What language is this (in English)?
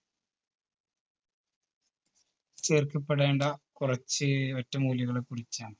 Malayalam